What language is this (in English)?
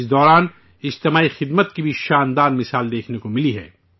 Urdu